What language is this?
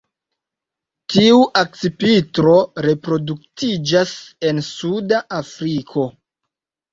Esperanto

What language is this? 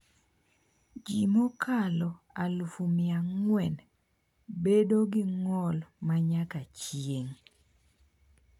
Luo (Kenya and Tanzania)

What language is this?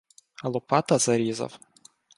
Ukrainian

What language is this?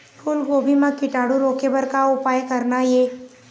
Chhattisgarhi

